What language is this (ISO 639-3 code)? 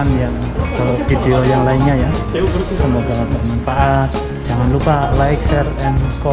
ind